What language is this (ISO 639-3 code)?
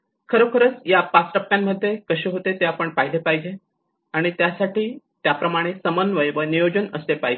mar